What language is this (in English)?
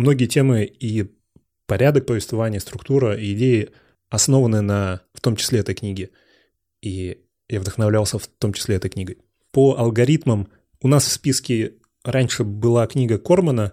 Russian